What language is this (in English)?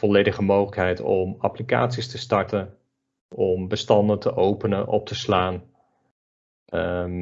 Dutch